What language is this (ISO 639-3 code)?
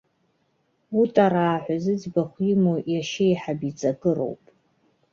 abk